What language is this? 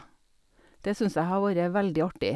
Norwegian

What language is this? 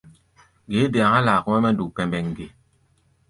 Gbaya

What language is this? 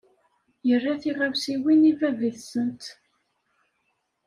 Kabyle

